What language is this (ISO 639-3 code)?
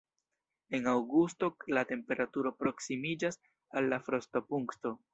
epo